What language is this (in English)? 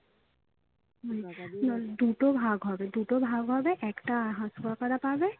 Bangla